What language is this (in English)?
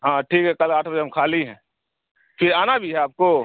Urdu